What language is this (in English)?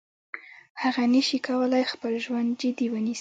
Pashto